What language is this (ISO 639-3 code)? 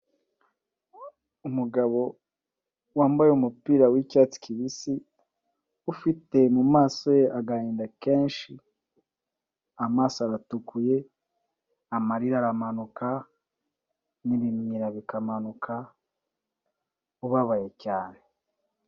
kin